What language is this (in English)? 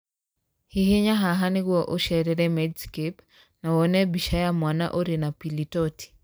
Kikuyu